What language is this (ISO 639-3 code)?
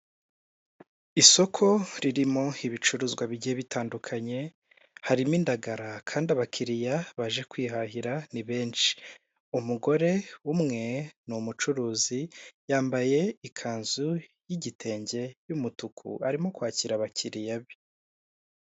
kin